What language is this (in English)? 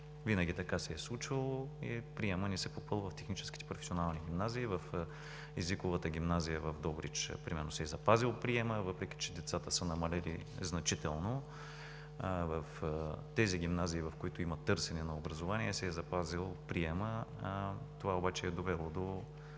Bulgarian